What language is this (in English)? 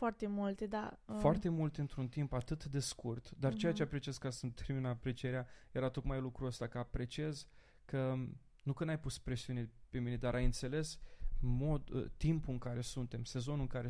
Romanian